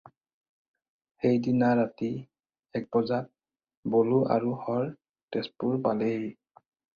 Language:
Assamese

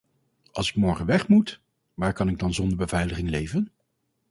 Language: Dutch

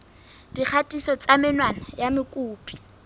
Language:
Southern Sotho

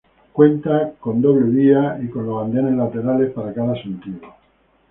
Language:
Spanish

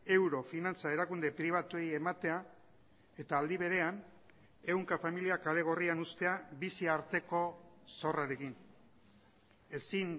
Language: Basque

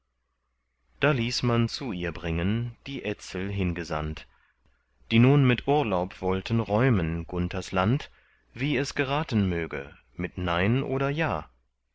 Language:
German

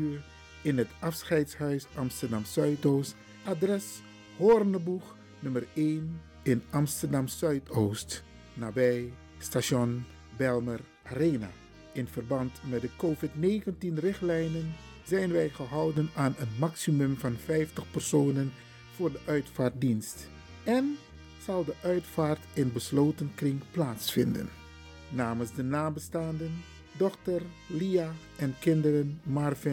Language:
Dutch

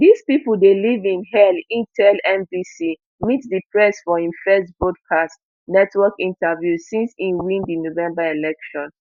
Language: Nigerian Pidgin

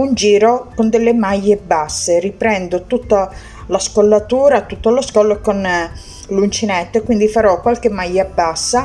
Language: Italian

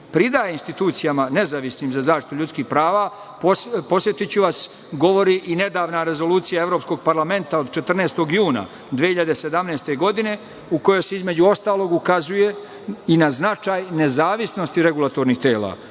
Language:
Serbian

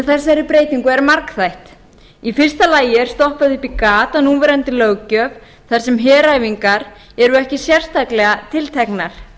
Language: Icelandic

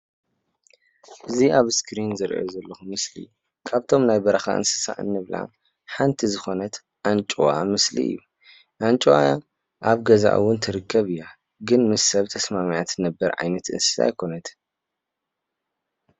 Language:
Tigrinya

